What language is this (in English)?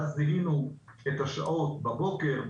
Hebrew